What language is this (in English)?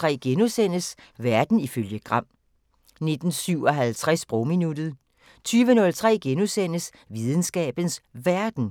Danish